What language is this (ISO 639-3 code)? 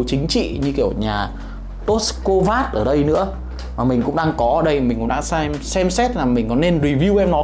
vie